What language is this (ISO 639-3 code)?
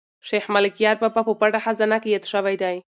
pus